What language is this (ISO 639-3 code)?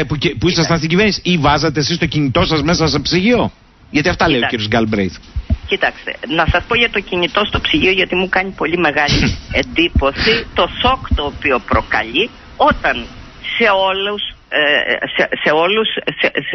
ell